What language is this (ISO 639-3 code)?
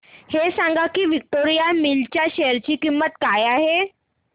mar